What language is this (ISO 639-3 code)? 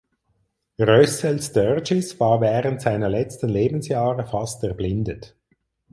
deu